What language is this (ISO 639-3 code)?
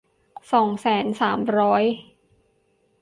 tha